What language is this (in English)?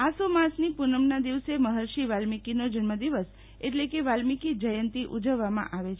Gujarati